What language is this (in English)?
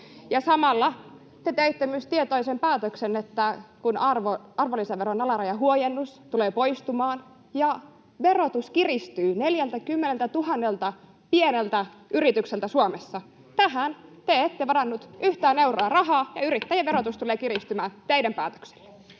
Finnish